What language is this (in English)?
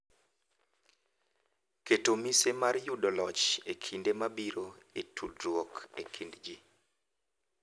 Luo (Kenya and Tanzania)